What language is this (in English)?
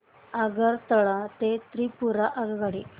Marathi